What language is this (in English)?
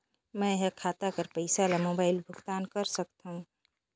Chhattisgarhi